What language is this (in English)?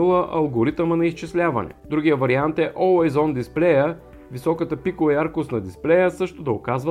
Bulgarian